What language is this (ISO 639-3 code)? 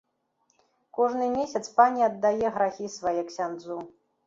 bel